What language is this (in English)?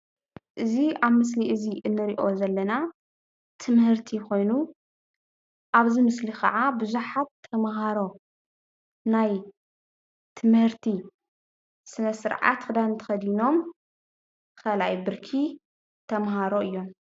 Tigrinya